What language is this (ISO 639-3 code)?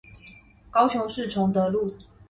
zho